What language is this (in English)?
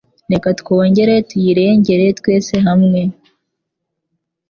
Kinyarwanda